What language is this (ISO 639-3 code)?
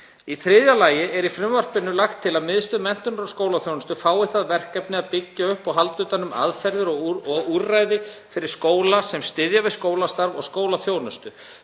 isl